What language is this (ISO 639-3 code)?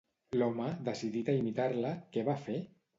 cat